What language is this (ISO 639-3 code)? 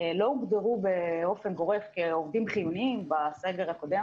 heb